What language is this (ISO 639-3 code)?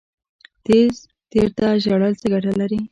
pus